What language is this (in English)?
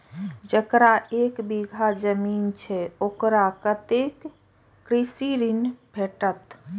Maithili